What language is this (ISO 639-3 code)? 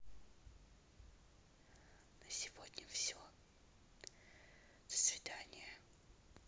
rus